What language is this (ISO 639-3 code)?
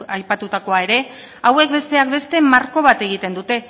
eus